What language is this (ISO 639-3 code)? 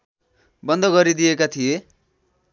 nep